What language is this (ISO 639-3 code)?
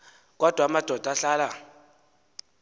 xho